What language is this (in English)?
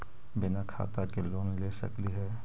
Magahi